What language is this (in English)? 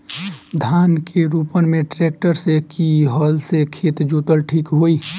Bhojpuri